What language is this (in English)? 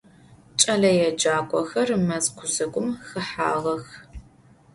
Adyghe